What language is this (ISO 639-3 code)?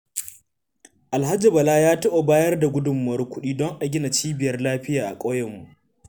hau